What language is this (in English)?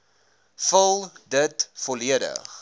Afrikaans